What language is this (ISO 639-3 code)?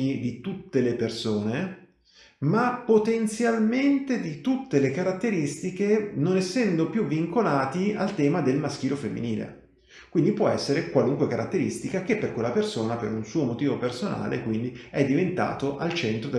ita